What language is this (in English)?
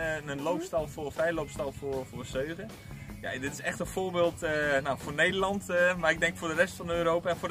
Dutch